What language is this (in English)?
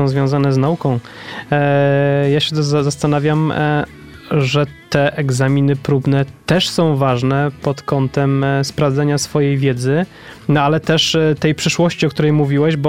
Polish